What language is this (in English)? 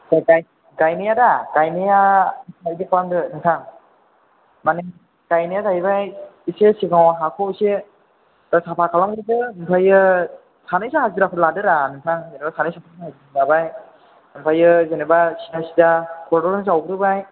Bodo